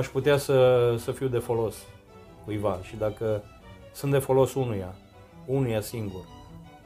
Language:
Romanian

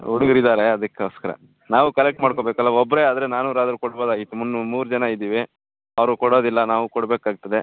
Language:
Kannada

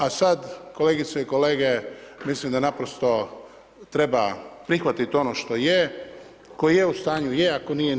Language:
Croatian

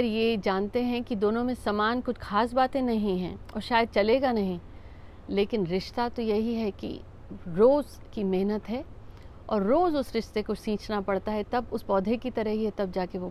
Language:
Hindi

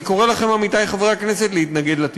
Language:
Hebrew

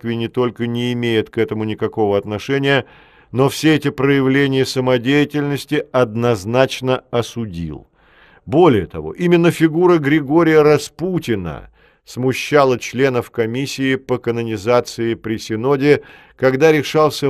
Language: Russian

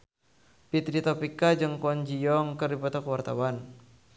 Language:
Sundanese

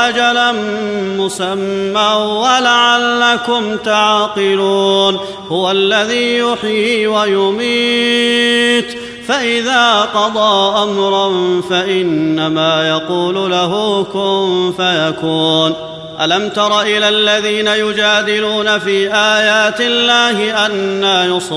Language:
Arabic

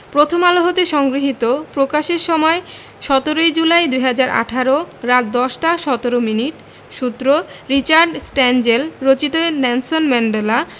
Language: Bangla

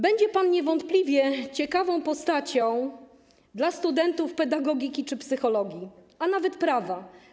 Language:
Polish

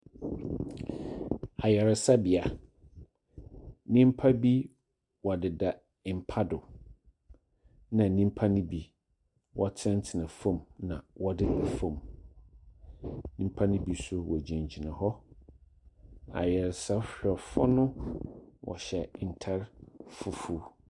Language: Akan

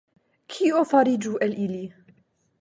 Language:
Esperanto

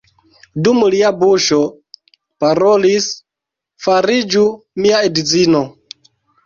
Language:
Esperanto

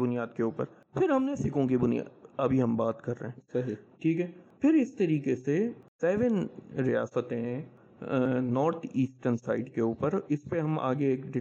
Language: Urdu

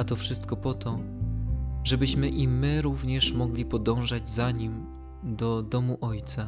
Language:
Polish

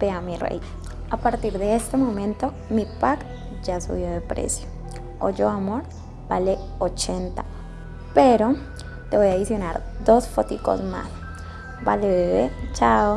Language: Spanish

